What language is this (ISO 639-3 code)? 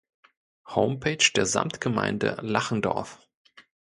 deu